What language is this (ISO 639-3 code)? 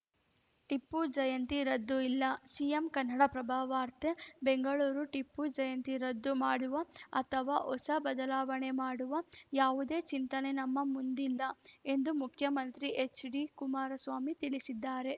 kan